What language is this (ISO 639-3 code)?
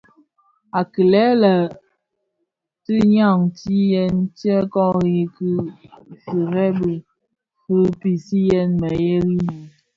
ksf